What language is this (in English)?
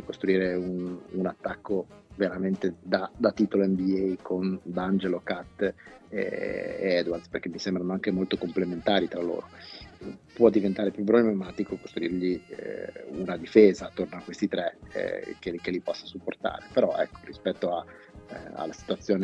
Italian